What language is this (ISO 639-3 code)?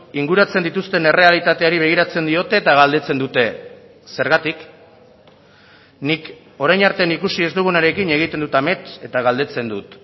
eus